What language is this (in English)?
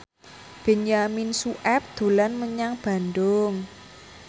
Javanese